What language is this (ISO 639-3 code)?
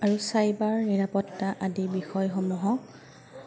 asm